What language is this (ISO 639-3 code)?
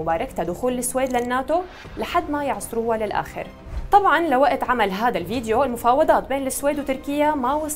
ara